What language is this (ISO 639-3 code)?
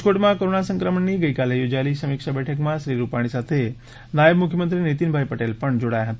guj